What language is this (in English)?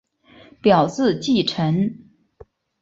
Chinese